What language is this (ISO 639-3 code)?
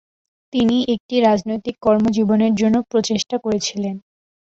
ben